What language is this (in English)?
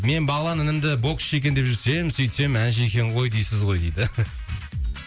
Kazakh